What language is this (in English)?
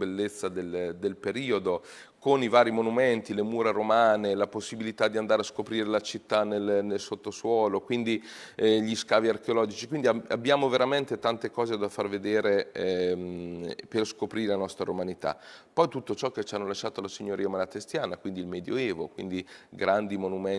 Italian